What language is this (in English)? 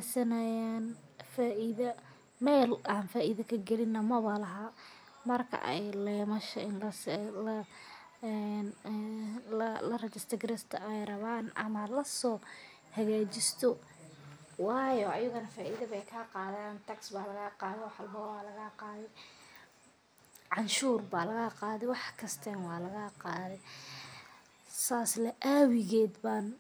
Somali